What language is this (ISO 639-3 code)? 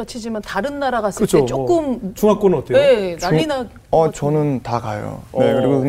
kor